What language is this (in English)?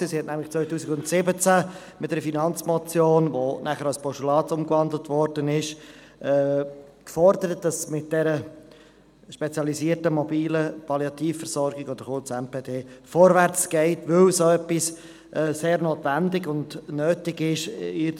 Swiss German